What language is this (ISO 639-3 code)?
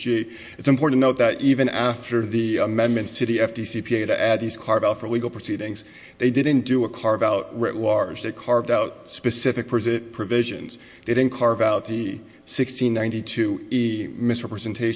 eng